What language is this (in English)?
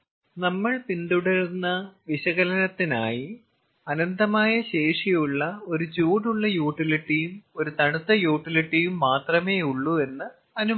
Malayalam